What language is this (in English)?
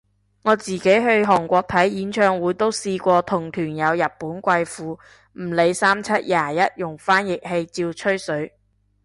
Cantonese